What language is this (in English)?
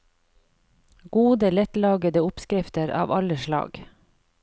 Norwegian